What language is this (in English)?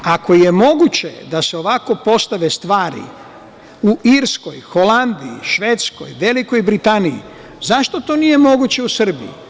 Serbian